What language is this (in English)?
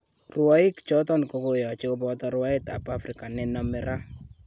Kalenjin